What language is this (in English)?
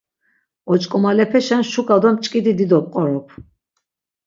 Laz